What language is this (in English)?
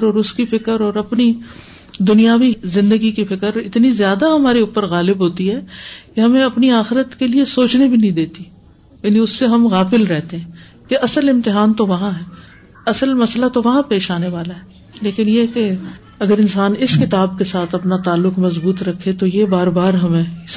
Urdu